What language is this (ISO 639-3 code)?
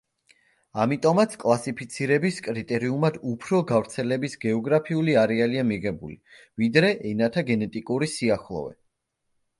kat